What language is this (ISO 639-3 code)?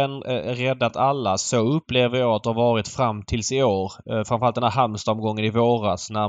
swe